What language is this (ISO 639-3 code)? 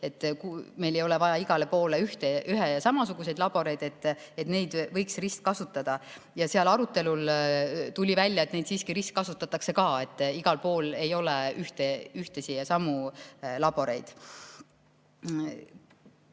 est